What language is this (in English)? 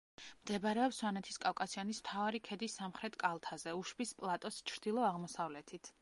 Georgian